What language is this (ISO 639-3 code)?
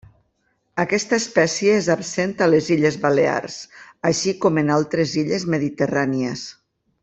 cat